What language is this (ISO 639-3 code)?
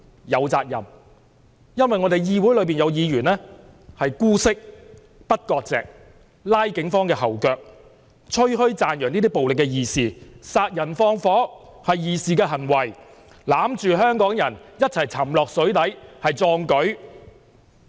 yue